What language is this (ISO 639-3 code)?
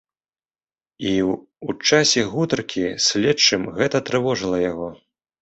bel